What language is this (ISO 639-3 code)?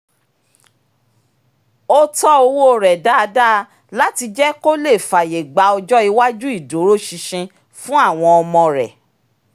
yor